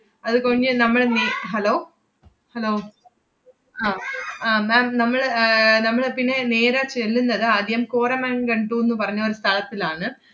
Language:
Malayalam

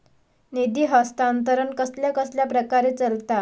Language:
Marathi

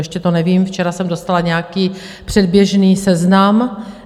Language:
Czech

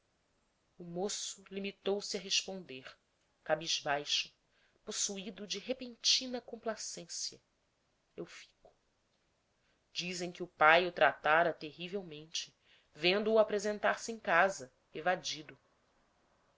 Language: Portuguese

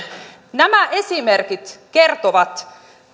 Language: Finnish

